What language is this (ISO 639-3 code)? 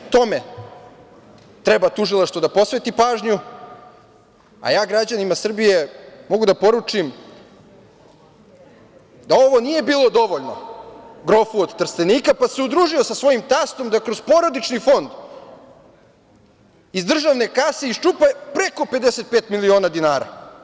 srp